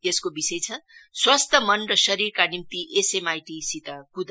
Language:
Nepali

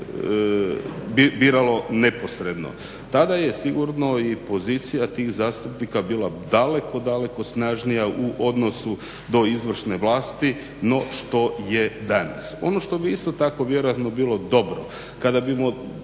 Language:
Croatian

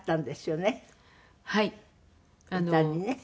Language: Japanese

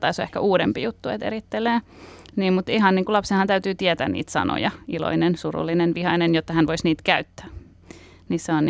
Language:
Finnish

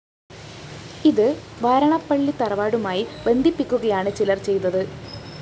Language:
Malayalam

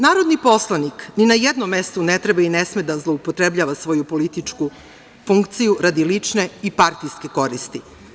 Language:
Serbian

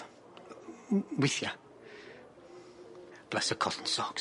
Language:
Welsh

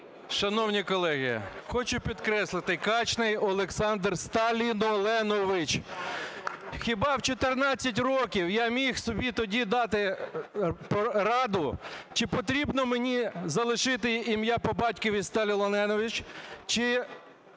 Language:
Ukrainian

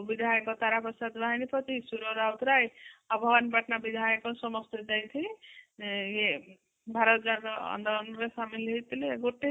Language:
Odia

